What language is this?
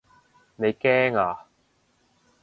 Cantonese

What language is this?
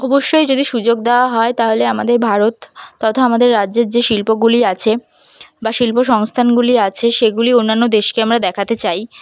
Bangla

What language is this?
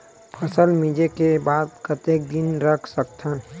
Chhattisgarhi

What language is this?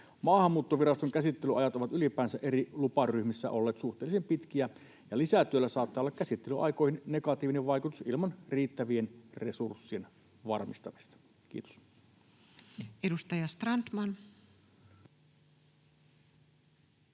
Finnish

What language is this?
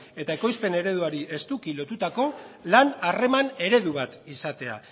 Basque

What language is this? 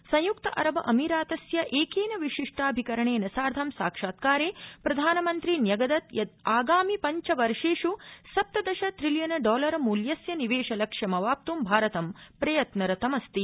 Sanskrit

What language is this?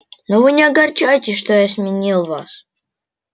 Russian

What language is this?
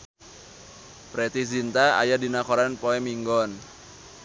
Sundanese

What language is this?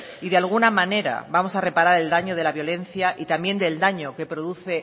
Spanish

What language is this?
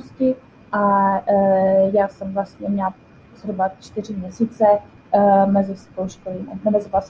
Czech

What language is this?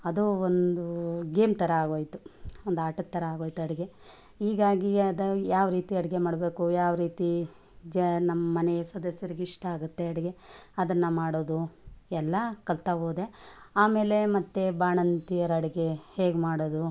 Kannada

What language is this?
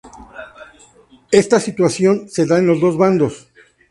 Spanish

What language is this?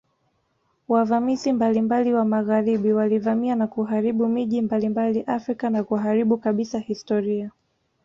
Swahili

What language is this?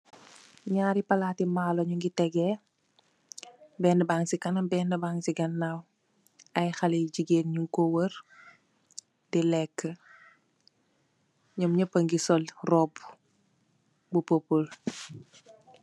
Wolof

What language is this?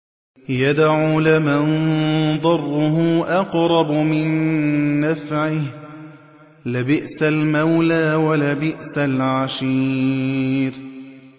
Arabic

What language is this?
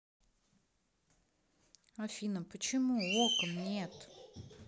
Russian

